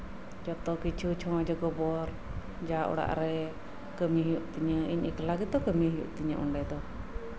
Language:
Santali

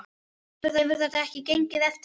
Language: Icelandic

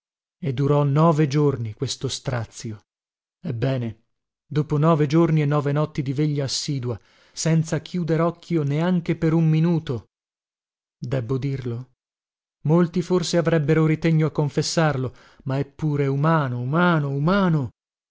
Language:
Italian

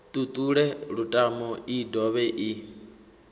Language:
Venda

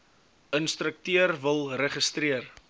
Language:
Afrikaans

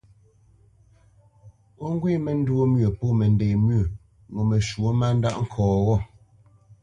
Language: Bamenyam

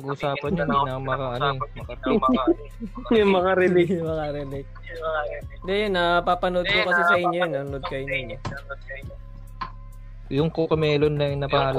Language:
Filipino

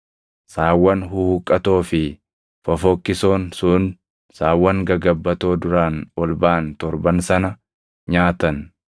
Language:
Oromo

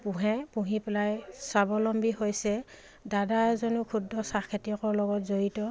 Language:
Assamese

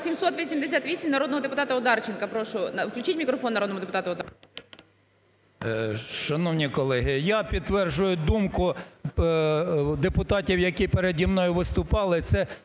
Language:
Ukrainian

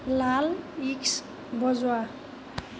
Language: Assamese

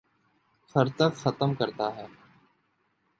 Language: Urdu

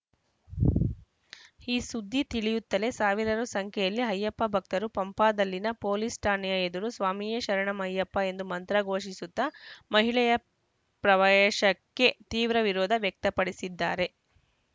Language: Kannada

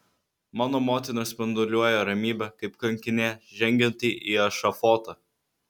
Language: Lithuanian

